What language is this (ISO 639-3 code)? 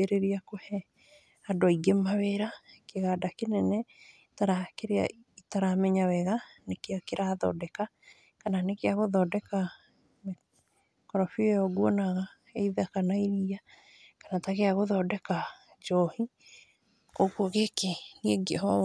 kik